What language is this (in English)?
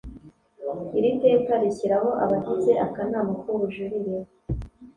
Kinyarwanda